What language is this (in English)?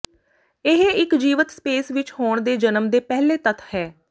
Punjabi